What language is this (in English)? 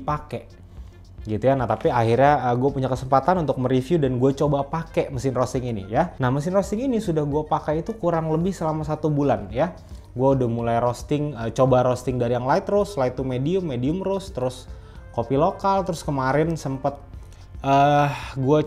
Indonesian